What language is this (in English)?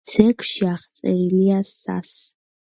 Georgian